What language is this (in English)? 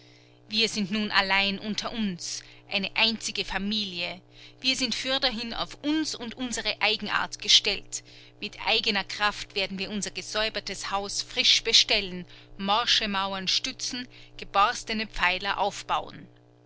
German